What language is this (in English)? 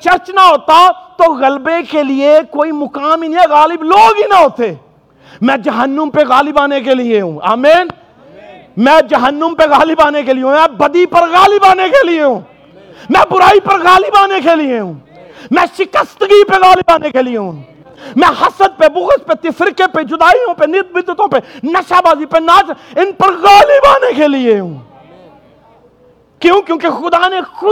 Urdu